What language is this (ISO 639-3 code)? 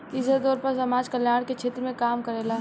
bho